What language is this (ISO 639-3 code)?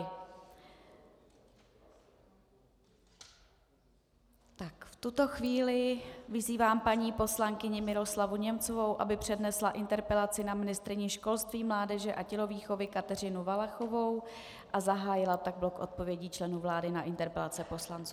ces